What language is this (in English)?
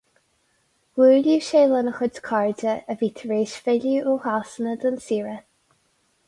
Irish